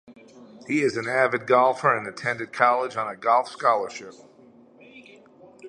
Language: English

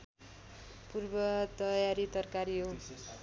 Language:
Nepali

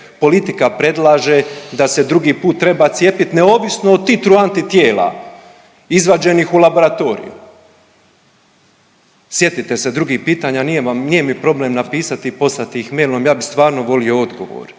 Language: Croatian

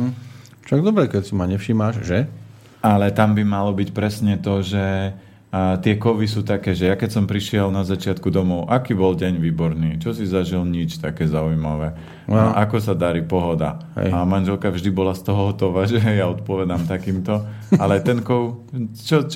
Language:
Slovak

